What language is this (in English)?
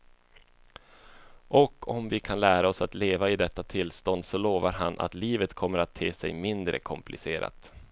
Swedish